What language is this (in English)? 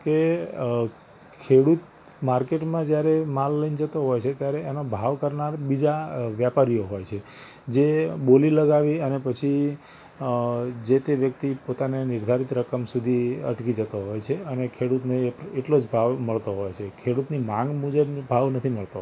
Gujarati